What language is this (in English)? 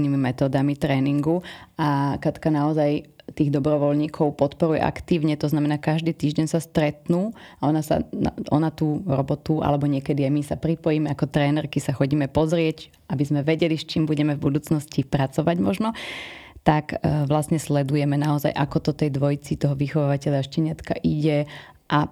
Slovak